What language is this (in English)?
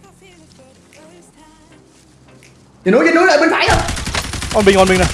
Vietnamese